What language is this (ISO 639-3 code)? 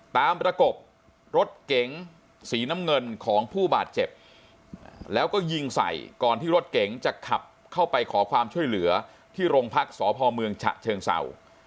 tha